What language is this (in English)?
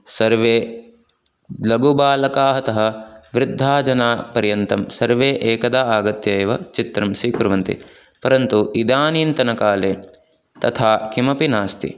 Sanskrit